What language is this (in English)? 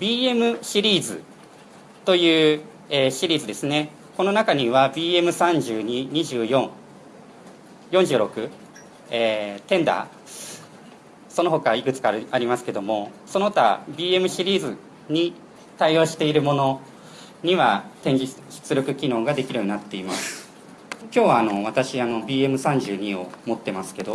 Japanese